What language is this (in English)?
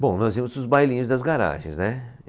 Portuguese